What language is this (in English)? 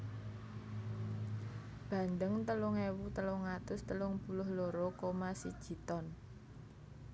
Javanese